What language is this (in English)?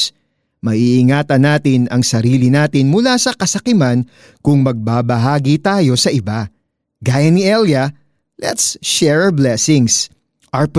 Filipino